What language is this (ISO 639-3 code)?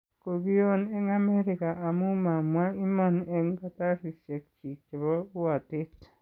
kln